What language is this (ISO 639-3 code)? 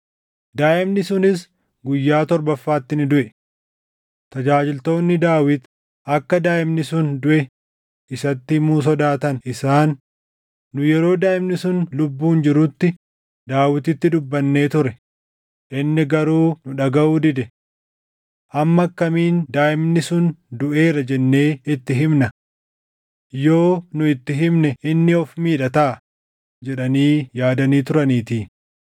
orm